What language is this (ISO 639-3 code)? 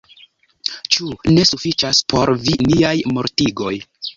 epo